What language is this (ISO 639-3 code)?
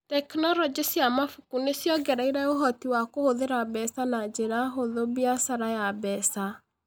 kik